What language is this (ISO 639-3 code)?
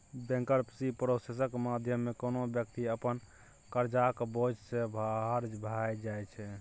mai